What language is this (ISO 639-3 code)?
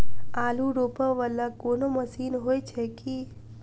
mai